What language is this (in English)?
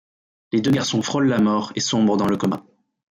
French